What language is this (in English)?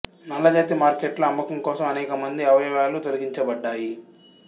Telugu